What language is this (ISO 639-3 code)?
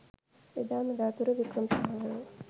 sin